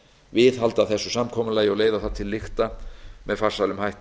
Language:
Icelandic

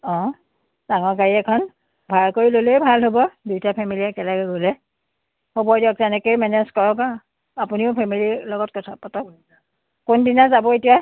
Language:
Assamese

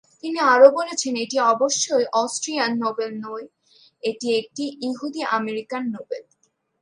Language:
Bangla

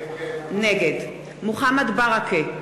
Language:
Hebrew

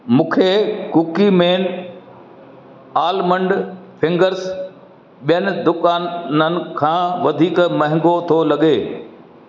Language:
Sindhi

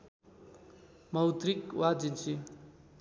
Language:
Nepali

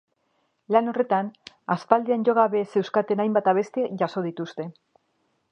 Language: Basque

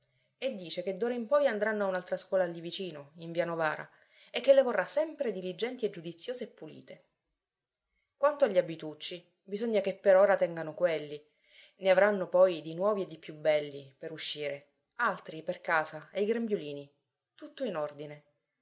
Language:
Italian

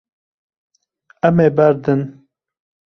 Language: Kurdish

